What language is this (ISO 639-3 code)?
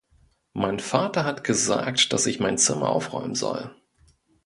deu